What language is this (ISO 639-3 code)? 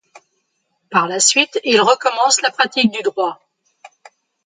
fra